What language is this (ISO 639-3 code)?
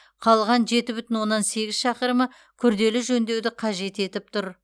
kaz